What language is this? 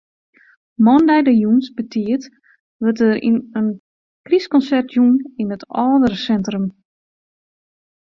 Western Frisian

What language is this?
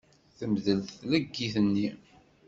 Kabyle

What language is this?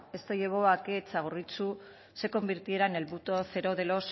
Spanish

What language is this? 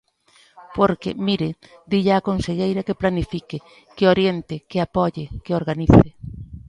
Galician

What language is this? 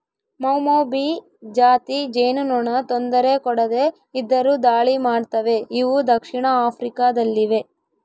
Kannada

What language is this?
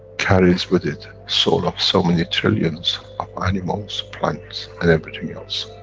English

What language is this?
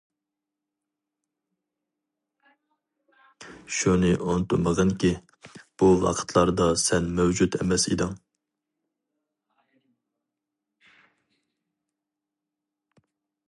Uyghur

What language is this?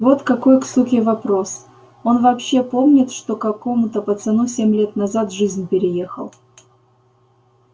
Russian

